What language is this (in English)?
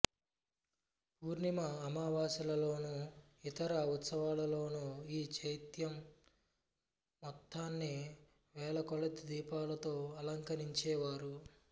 Telugu